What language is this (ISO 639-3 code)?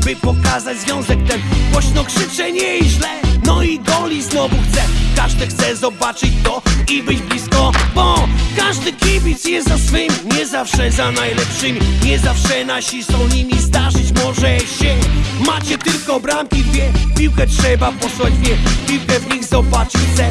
pol